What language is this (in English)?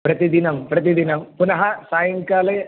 Sanskrit